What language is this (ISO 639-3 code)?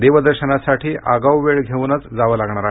mar